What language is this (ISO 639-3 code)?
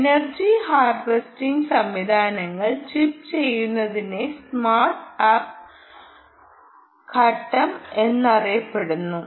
mal